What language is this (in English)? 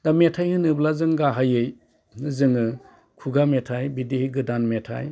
Bodo